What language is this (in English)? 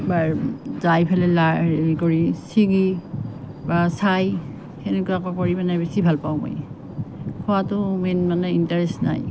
Assamese